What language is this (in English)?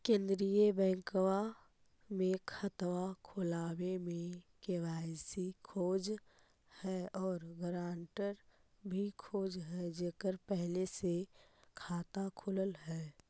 Magahi